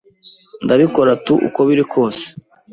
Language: Kinyarwanda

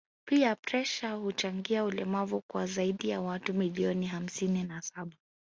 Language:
Swahili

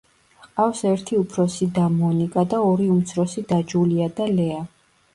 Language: Georgian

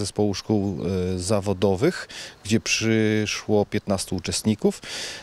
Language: Polish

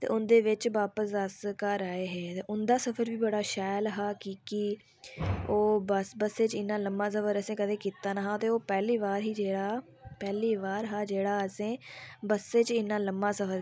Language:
Dogri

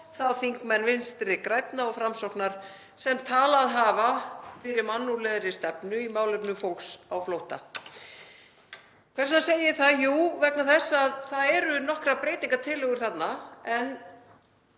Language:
Icelandic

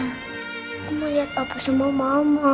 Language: Indonesian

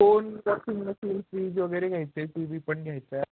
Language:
Marathi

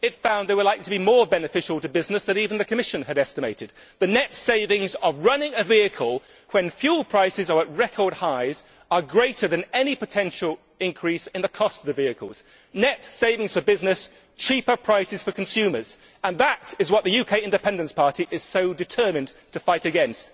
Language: English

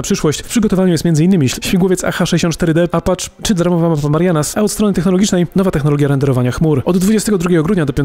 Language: Polish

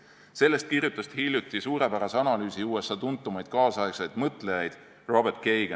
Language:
Estonian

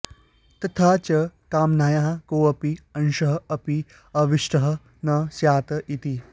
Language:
Sanskrit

